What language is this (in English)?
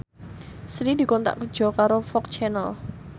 Javanese